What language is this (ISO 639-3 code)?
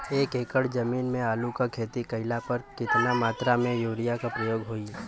bho